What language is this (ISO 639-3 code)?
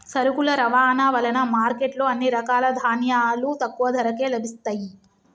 tel